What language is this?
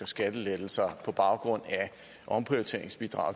Danish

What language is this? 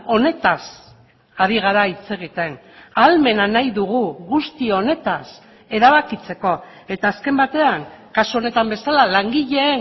Basque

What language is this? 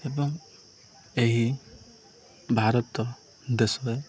Odia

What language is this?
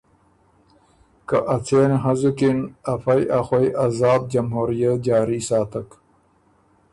Ormuri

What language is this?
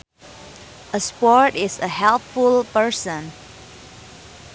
Sundanese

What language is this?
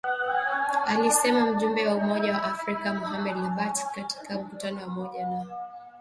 Swahili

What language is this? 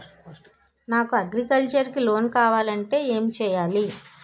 Telugu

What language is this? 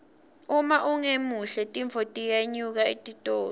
Swati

